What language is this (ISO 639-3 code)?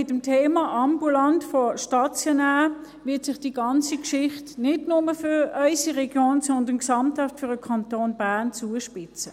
gsw